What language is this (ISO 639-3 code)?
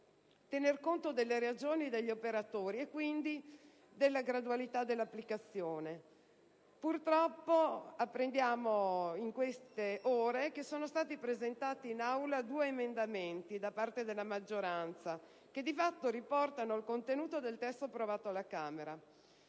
ita